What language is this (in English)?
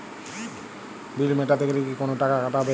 Bangla